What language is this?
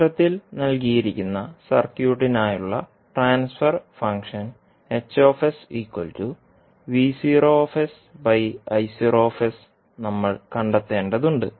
Malayalam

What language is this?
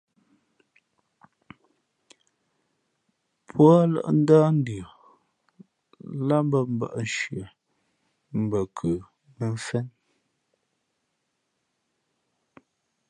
Fe'fe'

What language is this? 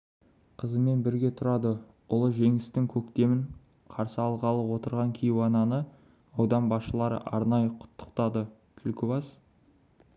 Kazakh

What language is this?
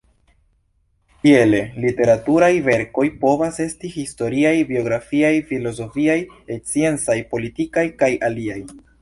Esperanto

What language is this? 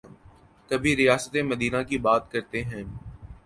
Urdu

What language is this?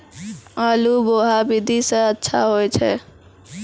Maithili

